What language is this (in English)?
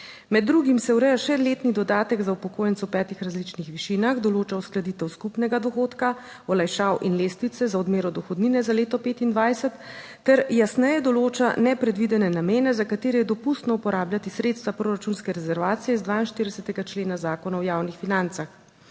Slovenian